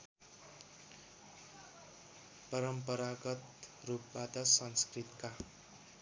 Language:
Nepali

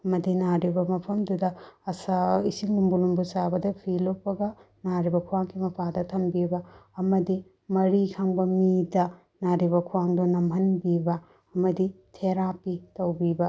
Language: Manipuri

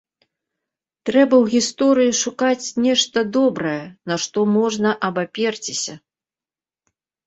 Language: Belarusian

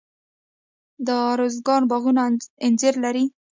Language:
Pashto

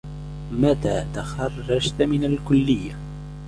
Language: Arabic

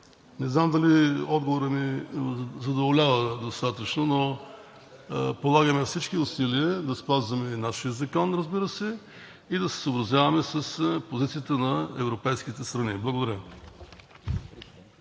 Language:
Bulgarian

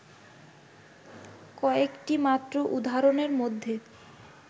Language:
Bangla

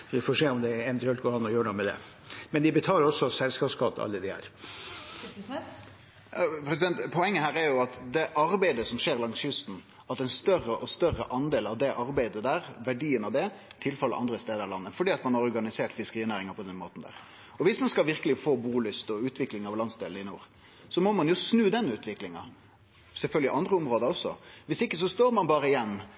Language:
Norwegian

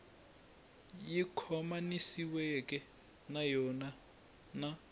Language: Tsonga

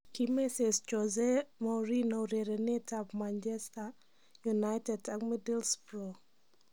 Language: Kalenjin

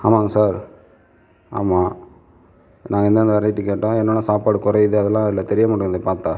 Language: Tamil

